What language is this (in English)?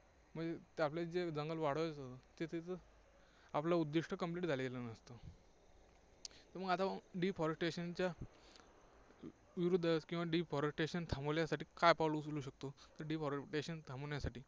Marathi